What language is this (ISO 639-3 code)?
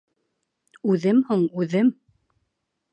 bak